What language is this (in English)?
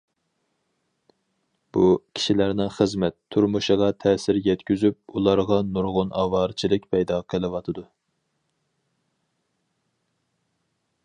Uyghur